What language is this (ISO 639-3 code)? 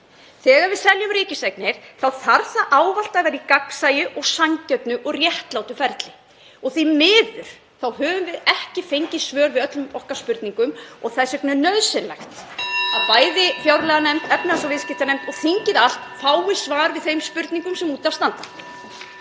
isl